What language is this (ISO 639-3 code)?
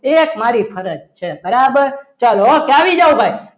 guj